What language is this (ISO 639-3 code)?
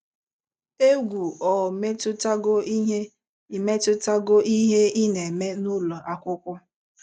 ibo